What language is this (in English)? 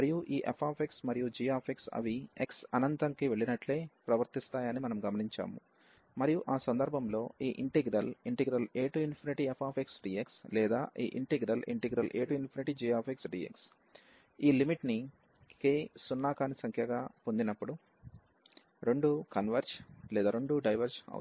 Telugu